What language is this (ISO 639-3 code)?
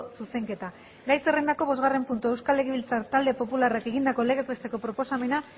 eus